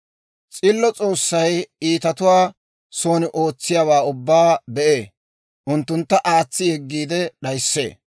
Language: Dawro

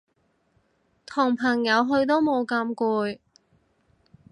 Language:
Cantonese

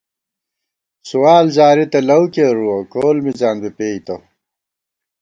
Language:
Gawar-Bati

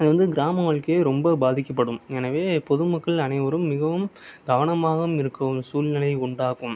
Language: Tamil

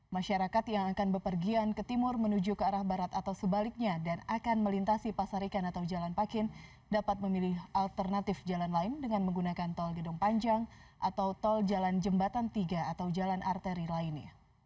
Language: Indonesian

